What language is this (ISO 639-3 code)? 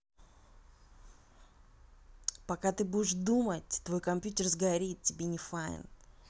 rus